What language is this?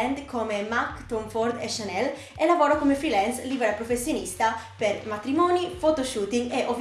Italian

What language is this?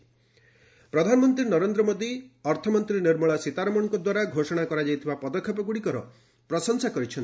Odia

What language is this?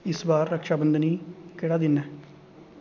Dogri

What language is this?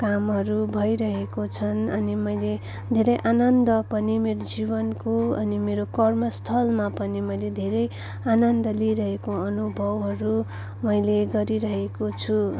Nepali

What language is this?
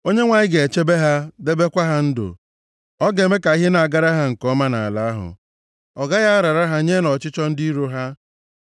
Igbo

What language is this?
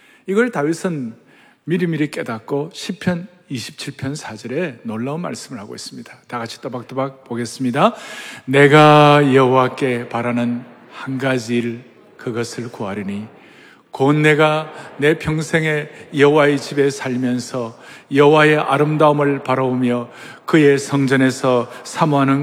Korean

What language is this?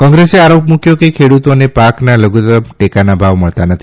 Gujarati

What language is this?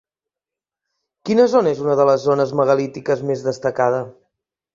Catalan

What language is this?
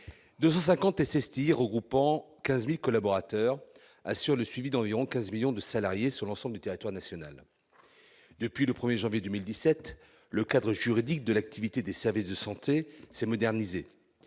French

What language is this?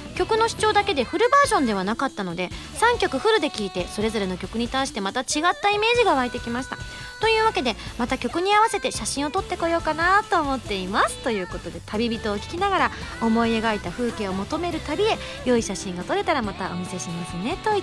Japanese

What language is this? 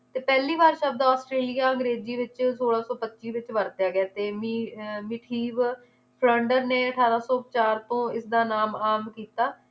Punjabi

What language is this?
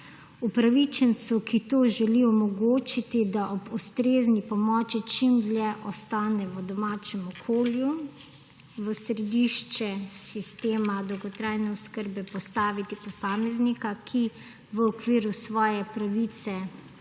Slovenian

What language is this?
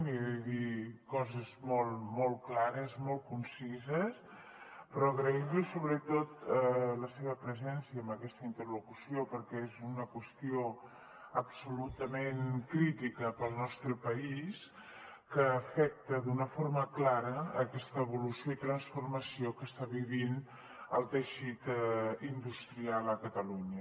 Catalan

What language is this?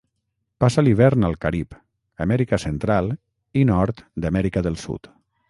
Catalan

